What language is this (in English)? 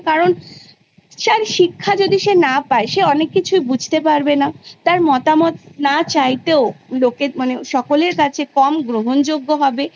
Bangla